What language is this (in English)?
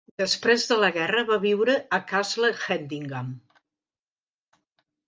Catalan